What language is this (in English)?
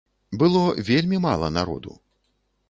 Belarusian